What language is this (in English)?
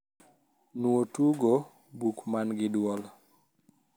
Luo (Kenya and Tanzania)